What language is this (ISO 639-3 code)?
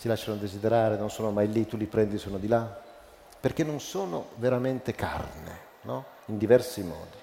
ita